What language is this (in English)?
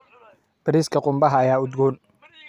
Somali